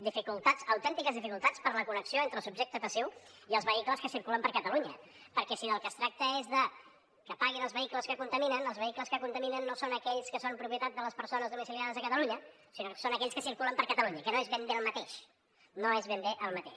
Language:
Catalan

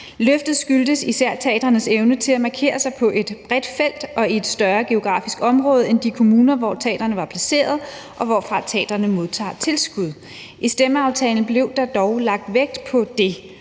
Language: Danish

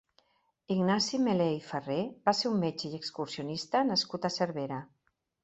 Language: Catalan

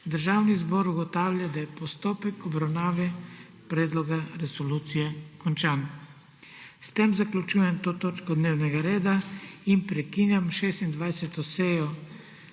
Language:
Slovenian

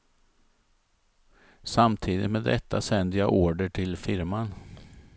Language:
Swedish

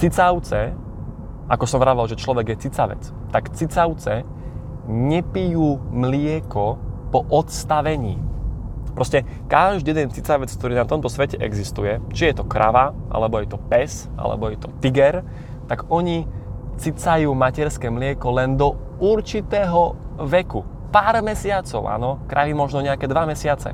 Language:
Slovak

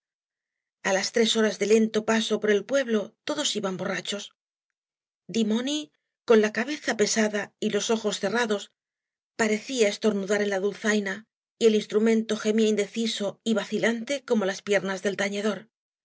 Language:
Spanish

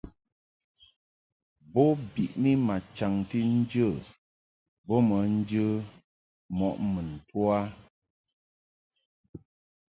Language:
Mungaka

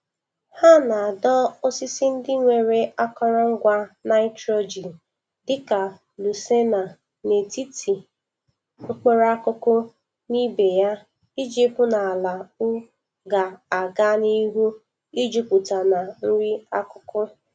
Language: Igbo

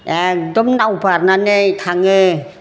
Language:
Bodo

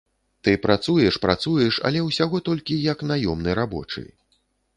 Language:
Belarusian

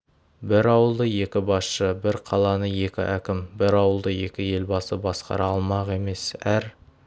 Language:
Kazakh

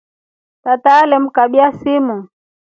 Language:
Rombo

